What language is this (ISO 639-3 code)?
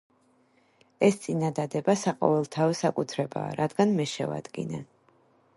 kat